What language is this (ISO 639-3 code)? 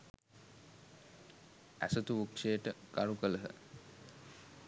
sin